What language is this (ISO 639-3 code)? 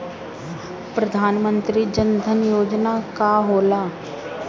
bho